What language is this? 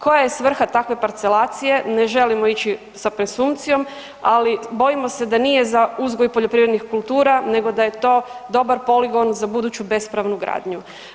Croatian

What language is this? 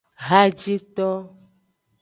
Aja (Benin)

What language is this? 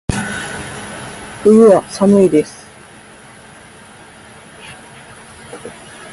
Japanese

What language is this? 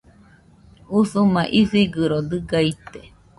Nüpode Huitoto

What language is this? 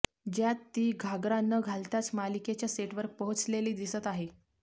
Marathi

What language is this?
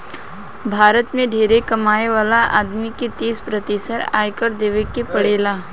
Bhojpuri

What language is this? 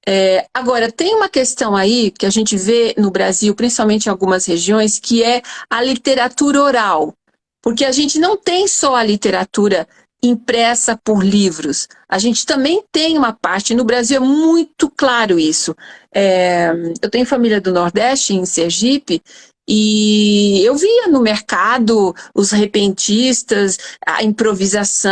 Portuguese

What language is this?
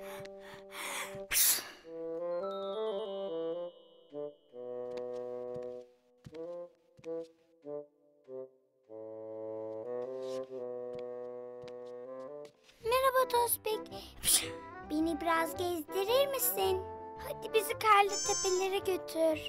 Turkish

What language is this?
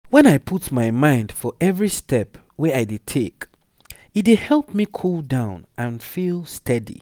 Nigerian Pidgin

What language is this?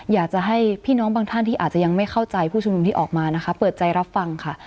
Thai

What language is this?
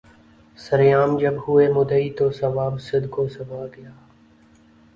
Urdu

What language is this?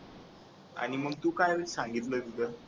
Marathi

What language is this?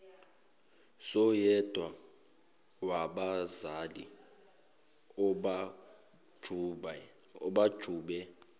Zulu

